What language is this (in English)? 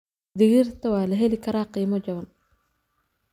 Somali